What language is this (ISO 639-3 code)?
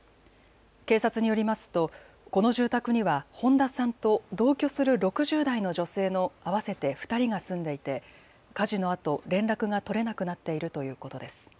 jpn